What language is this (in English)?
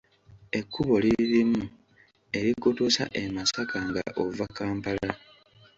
Ganda